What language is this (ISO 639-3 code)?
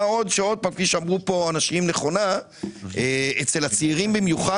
heb